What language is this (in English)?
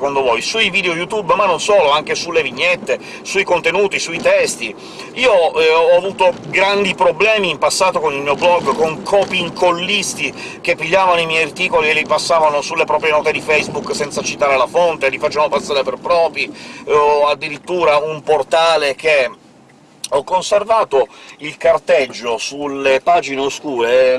Italian